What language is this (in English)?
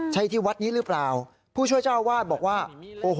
Thai